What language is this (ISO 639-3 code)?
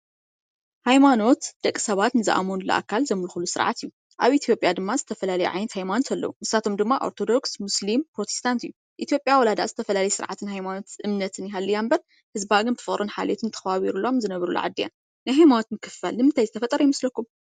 tir